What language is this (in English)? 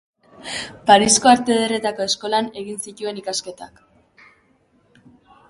Basque